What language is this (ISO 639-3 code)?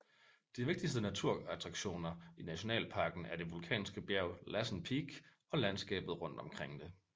dan